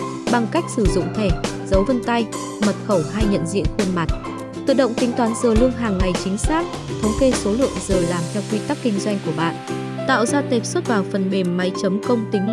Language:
Vietnamese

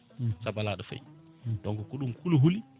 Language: Fula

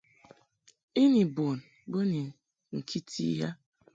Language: Mungaka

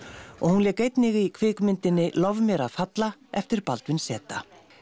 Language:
Icelandic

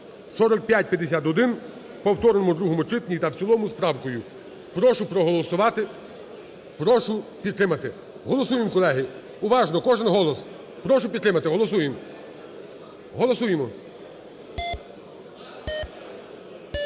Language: Ukrainian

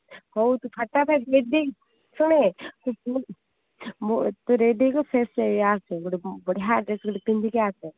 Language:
Odia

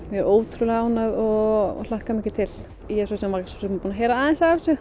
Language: Icelandic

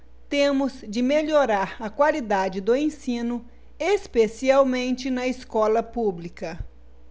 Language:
Portuguese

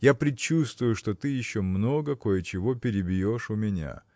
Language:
Russian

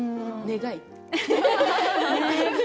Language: Japanese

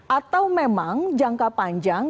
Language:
Indonesian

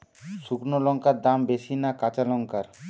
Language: Bangla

